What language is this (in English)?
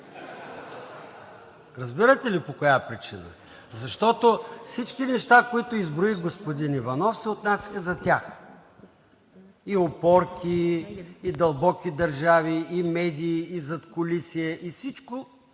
Bulgarian